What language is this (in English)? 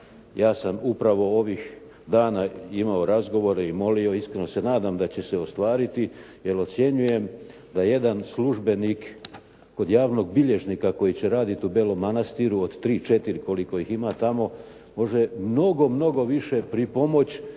Croatian